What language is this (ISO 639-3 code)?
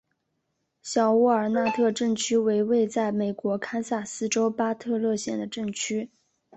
zho